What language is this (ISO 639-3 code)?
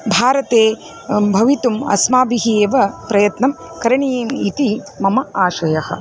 san